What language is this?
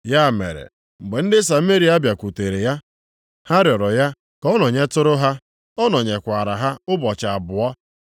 Igbo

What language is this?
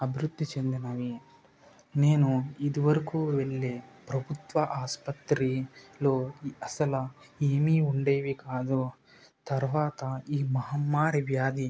Telugu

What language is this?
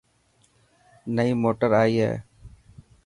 Dhatki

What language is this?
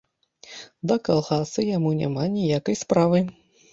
Belarusian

